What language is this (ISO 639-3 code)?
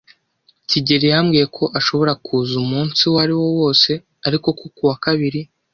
kin